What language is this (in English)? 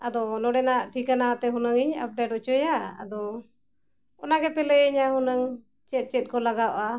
Santali